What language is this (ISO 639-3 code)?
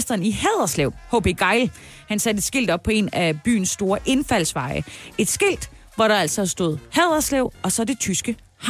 dan